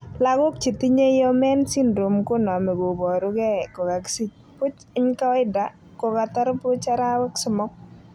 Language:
Kalenjin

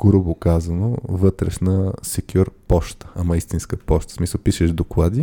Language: Bulgarian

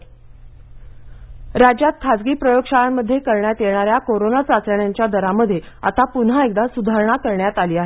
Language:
Marathi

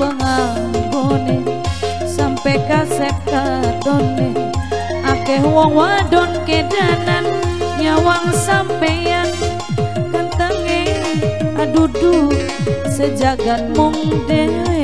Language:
Indonesian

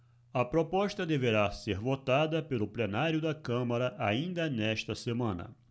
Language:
Portuguese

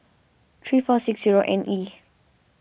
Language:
English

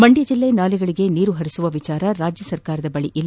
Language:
Kannada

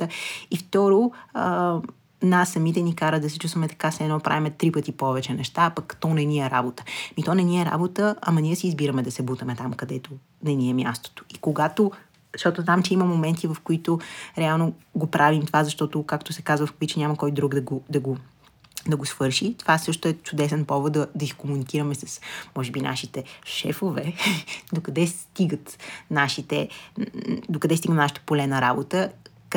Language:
Bulgarian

